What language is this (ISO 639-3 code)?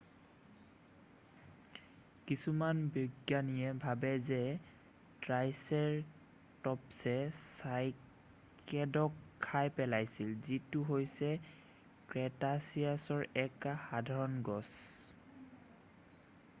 asm